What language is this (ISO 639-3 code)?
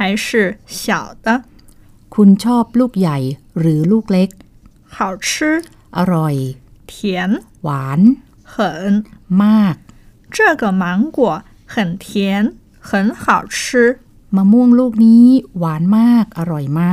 tha